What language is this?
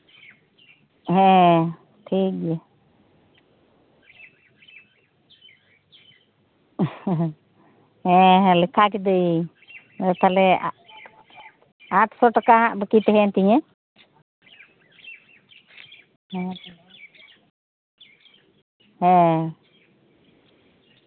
Santali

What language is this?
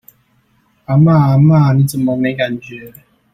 Chinese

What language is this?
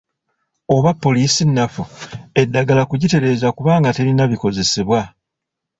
Ganda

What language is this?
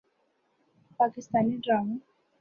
Urdu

